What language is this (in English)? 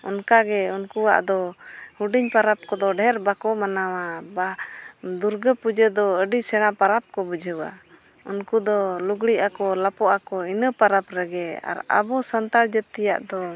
Santali